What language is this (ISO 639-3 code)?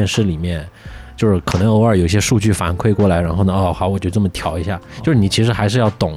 zho